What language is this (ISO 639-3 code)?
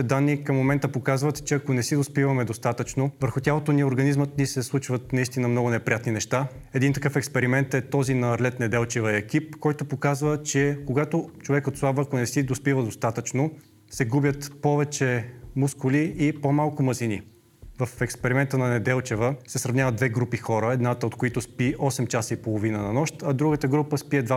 bul